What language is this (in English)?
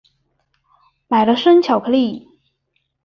Chinese